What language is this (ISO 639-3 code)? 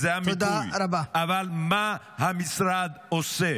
heb